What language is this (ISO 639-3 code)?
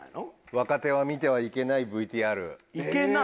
jpn